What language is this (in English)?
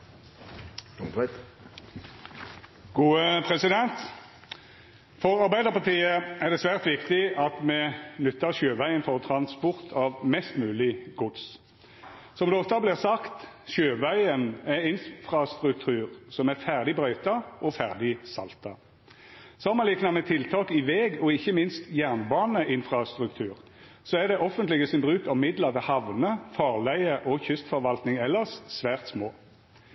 Norwegian Nynorsk